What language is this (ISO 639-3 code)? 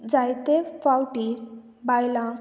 kok